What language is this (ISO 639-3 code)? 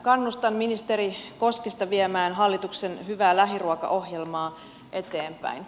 fin